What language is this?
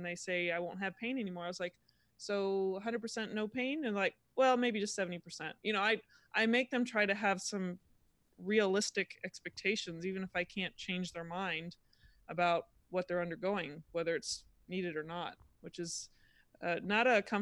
English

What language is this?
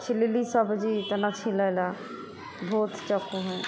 Maithili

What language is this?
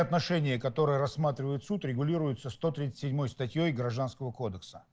Russian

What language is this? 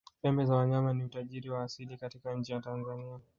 Swahili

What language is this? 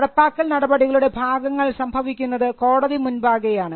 Malayalam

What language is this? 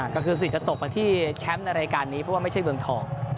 Thai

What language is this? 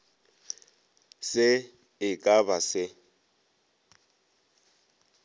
Northern Sotho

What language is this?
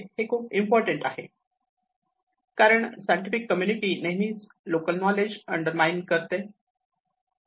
Marathi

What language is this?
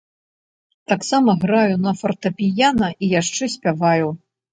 Belarusian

